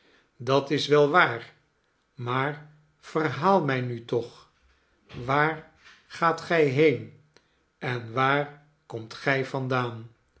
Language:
Dutch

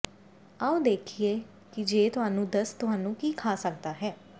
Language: Punjabi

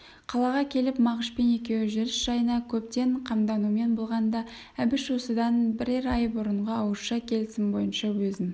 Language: Kazakh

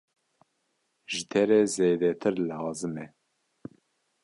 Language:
Kurdish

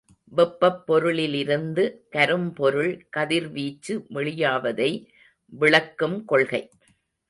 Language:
Tamil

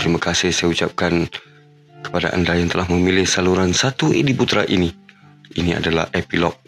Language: Malay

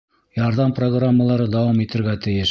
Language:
Bashkir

